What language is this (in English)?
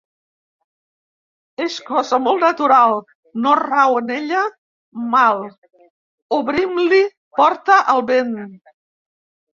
Catalan